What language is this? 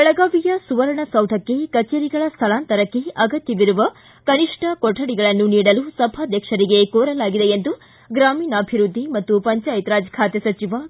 Kannada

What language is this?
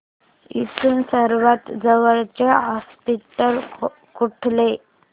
Marathi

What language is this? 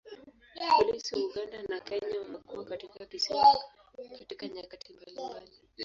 Swahili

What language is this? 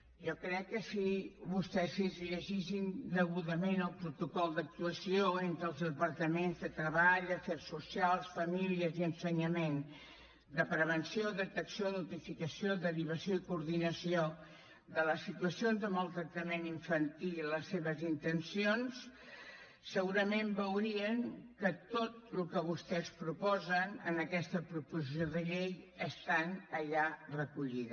Catalan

